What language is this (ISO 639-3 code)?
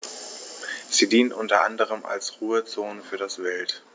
deu